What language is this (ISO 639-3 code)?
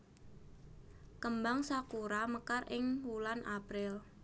jav